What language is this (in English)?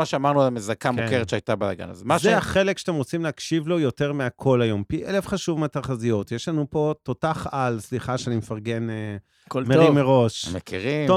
Hebrew